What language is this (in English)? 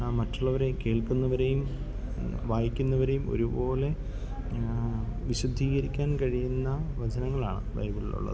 Malayalam